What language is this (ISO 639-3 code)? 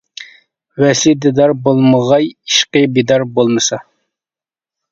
uig